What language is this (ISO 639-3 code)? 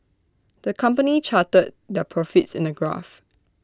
eng